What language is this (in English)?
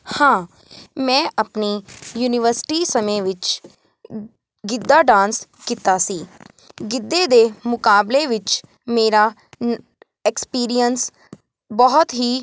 Punjabi